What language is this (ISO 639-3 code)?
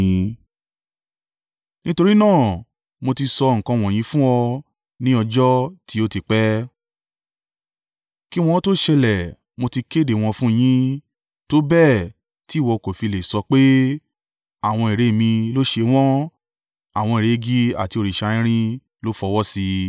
yor